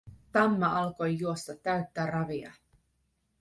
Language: Finnish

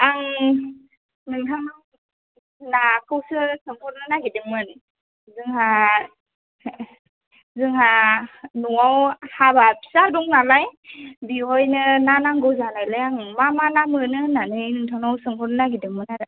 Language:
Bodo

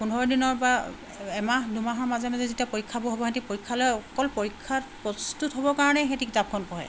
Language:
Assamese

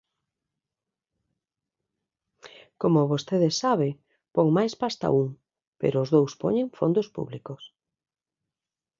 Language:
Galician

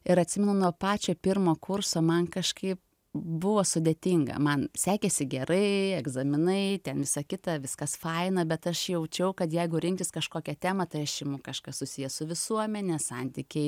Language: Lithuanian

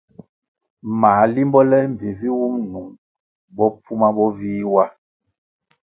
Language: Kwasio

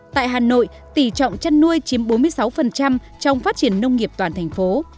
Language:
Vietnamese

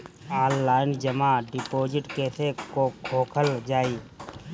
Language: Bhojpuri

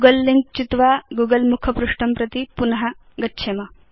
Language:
Sanskrit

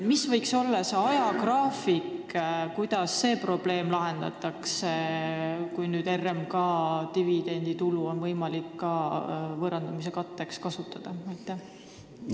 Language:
Estonian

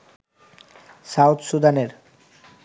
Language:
Bangla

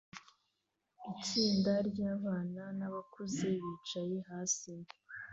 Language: Kinyarwanda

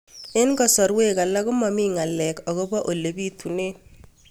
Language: Kalenjin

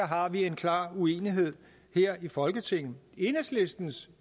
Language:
Danish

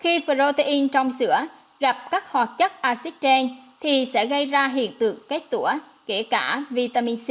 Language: Vietnamese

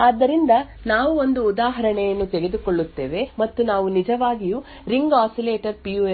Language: Kannada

